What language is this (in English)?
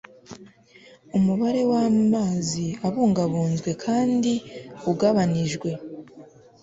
Kinyarwanda